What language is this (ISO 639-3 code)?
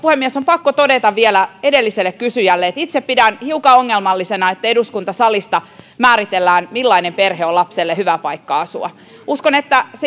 fin